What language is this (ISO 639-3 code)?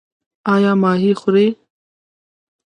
pus